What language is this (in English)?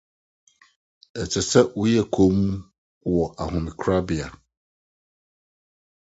Akan